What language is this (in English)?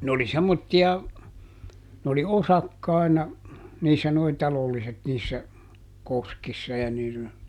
Finnish